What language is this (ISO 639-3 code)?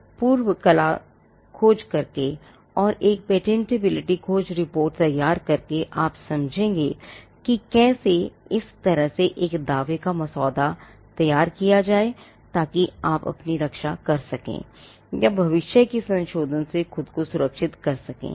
hin